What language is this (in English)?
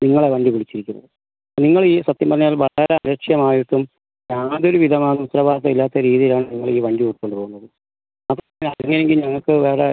Malayalam